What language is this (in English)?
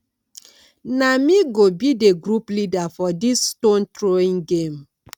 Nigerian Pidgin